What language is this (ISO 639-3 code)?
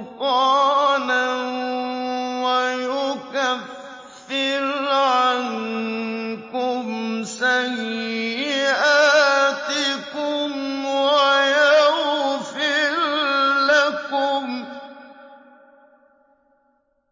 ara